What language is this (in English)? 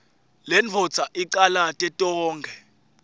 Swati